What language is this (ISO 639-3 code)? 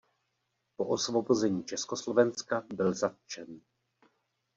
ces